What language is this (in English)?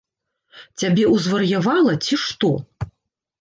Belarusian